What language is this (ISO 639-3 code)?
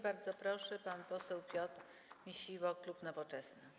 pol